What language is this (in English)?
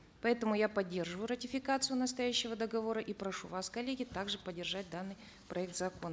Kazakh